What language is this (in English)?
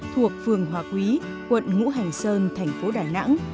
Vietnamese